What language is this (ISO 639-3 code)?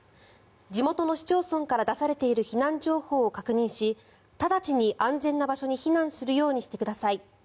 jpn